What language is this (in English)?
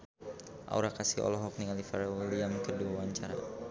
Sundanese